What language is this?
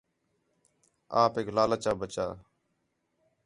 Khetrani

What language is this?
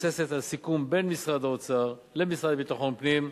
Hebrew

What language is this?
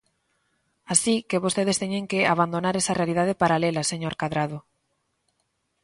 Galician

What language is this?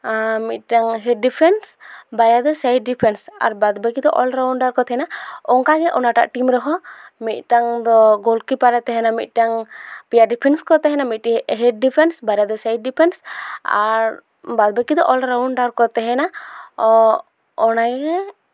Santali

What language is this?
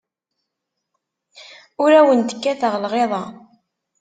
Kabyle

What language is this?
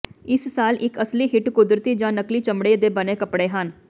Punjabi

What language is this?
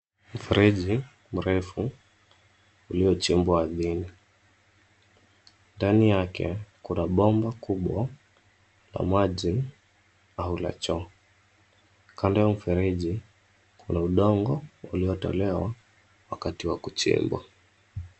Swahili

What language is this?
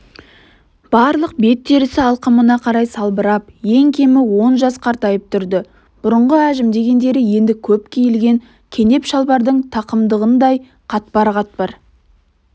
Kazakh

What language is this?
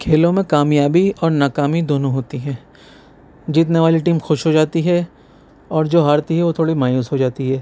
Urdu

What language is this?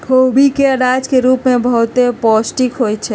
Magahi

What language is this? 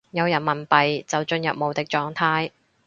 Cantonese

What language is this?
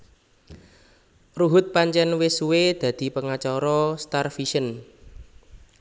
Javanese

